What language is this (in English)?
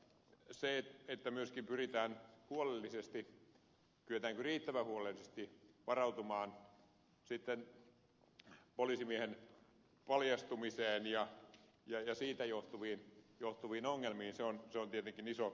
Finnish